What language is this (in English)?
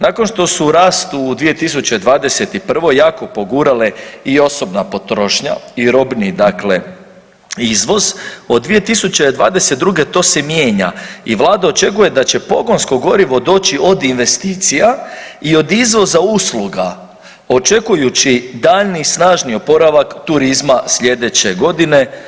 Croatian